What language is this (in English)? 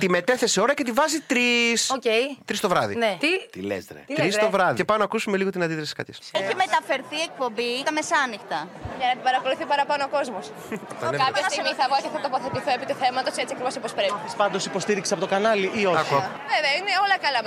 Greek